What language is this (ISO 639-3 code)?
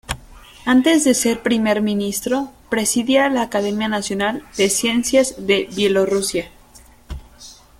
spa